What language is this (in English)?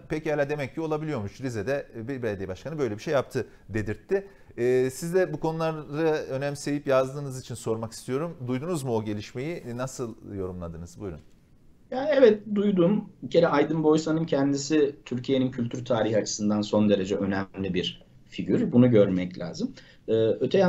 Turkish